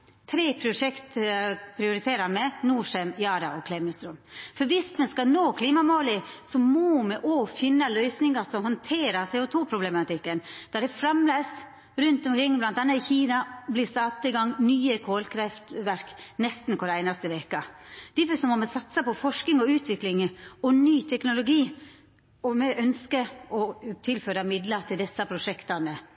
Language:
Norwegian Nynorsk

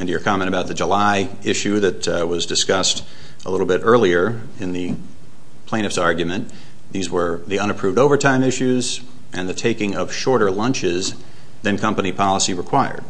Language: English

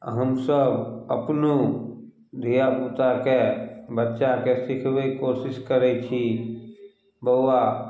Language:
Maithili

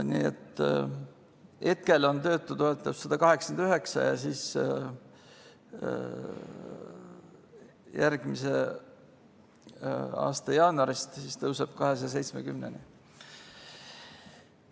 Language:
Estonian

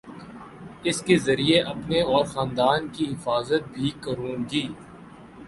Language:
Urdu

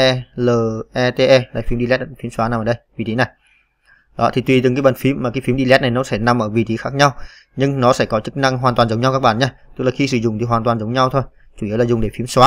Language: Vietnamese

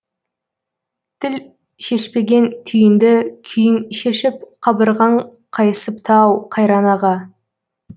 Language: Kazakh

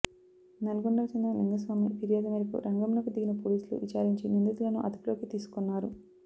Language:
Telugu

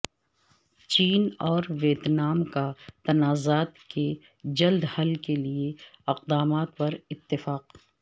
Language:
Urdu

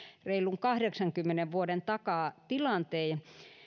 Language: Finnish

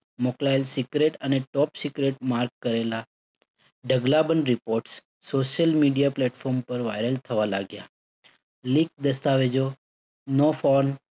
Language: Gujarati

